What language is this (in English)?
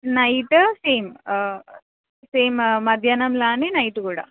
Telugu